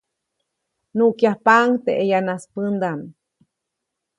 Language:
Copainalá Zoque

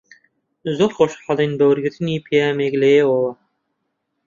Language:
Central Kurdish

